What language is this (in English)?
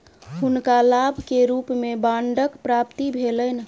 Maithili